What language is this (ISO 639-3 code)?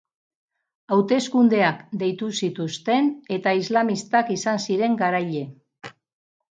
eus